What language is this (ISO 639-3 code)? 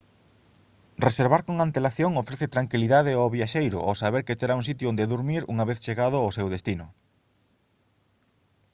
glg